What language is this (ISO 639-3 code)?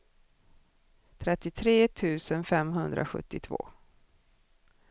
swe